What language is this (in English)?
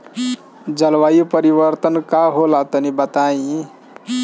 Bhojpuri